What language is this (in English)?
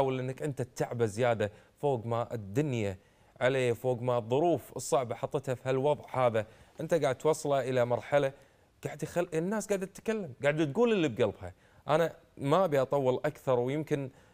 Arabic